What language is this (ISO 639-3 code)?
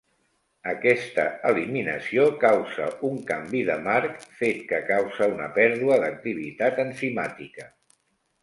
cat